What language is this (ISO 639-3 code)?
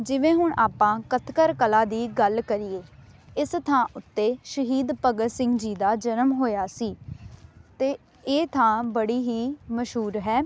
pan